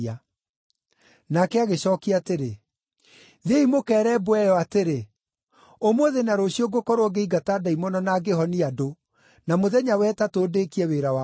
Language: Kikuyu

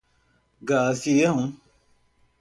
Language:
Portuguese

